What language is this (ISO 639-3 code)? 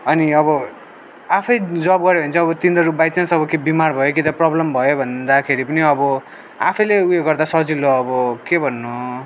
nep